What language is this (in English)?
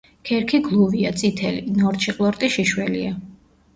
Georgian